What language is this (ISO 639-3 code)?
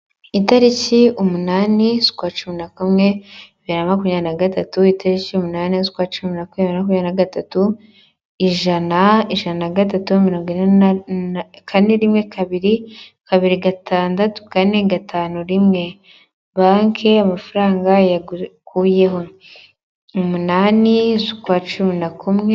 kin